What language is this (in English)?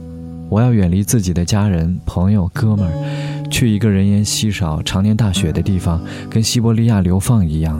Chinese